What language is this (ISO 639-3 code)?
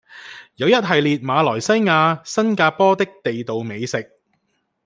yue